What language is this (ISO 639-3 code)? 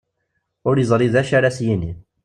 kab